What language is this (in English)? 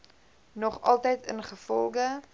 Afrikaans